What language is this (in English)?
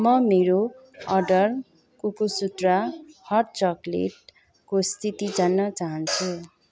Nepali